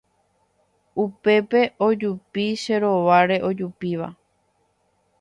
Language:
Guarani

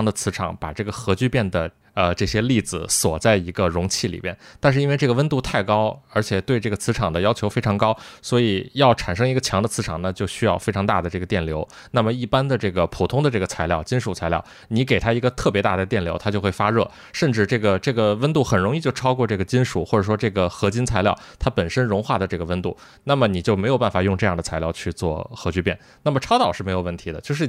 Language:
Chinese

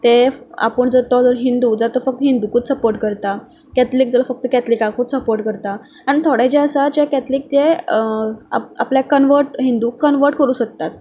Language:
Konkani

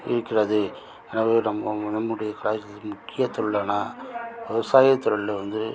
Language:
Tamil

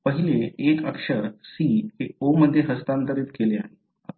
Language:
Marathi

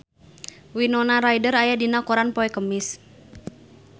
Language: Sundanese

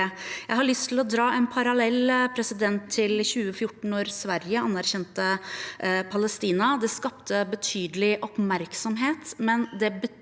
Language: Norwegian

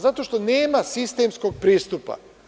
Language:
Serbian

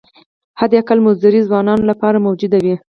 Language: Pashto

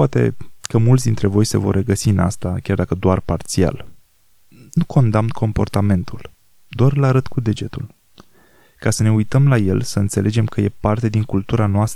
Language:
Romanian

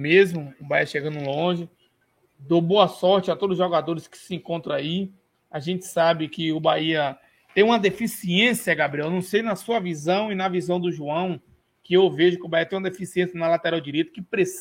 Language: Portuguese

